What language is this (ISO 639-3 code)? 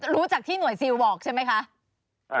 tha